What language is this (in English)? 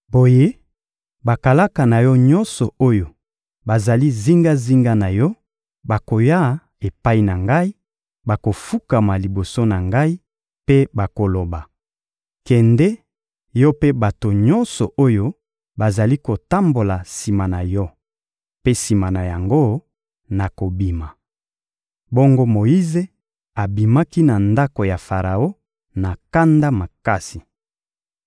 Lingala